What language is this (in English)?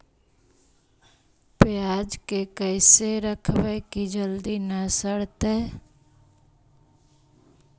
Magahi